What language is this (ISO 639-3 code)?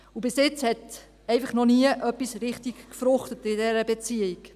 gsw